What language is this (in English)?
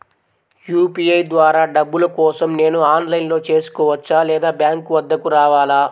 Telugu